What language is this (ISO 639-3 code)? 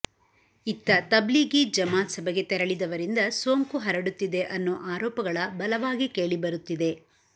kan